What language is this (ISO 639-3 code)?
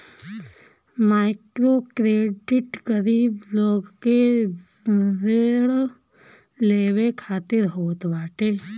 bho